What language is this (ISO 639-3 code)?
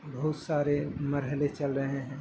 urd